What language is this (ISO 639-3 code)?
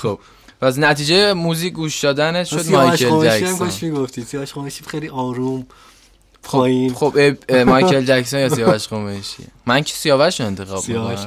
fas